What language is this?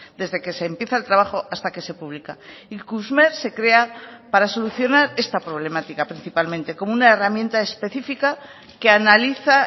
Spanish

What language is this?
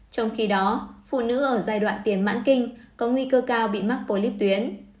Vietnamese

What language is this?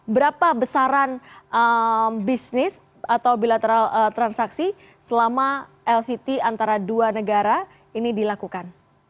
Indonesian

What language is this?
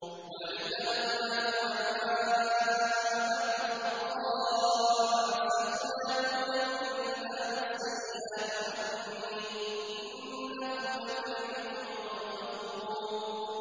Arabic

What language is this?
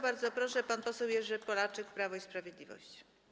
Polish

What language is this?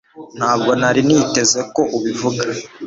Kinyarwanda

